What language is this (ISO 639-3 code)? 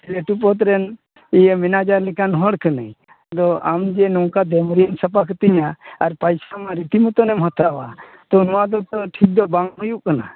sat